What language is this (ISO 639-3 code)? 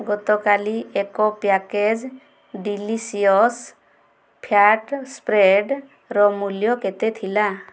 ori